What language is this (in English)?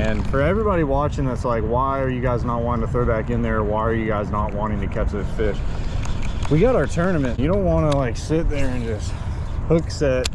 English